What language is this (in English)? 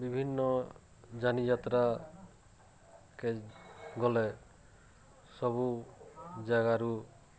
Odia